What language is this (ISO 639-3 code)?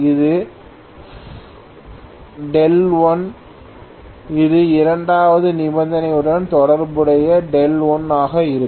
tam